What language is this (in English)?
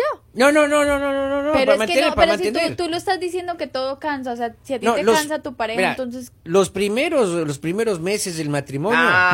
Spanish